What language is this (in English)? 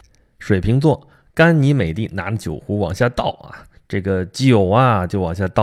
Chinese